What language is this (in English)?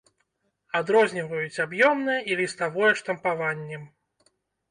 Belarusian